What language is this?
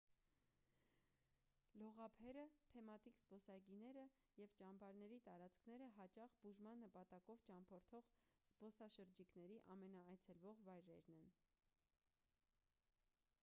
Armenian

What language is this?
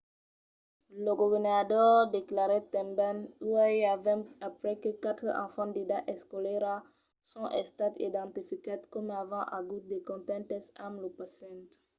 Occitan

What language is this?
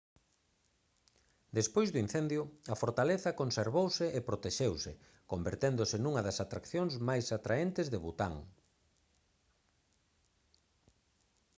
Galician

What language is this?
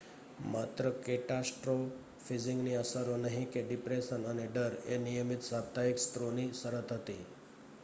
Gujarati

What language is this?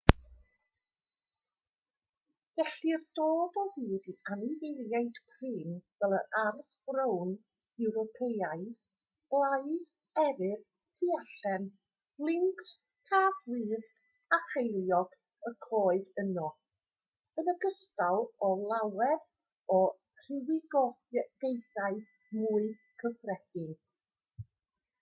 Welsh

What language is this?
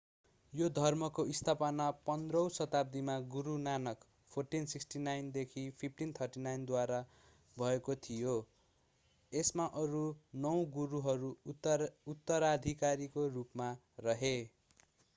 Nepali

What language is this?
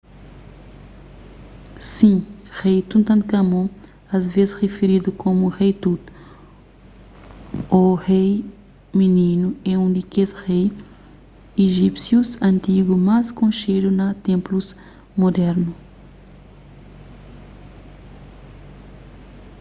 Kabuverdianu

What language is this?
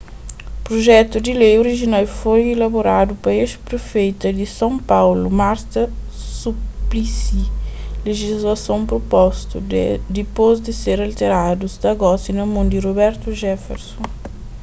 Kabuverdianu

